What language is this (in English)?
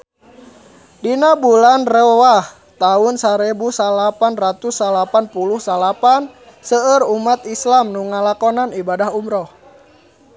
Sundanese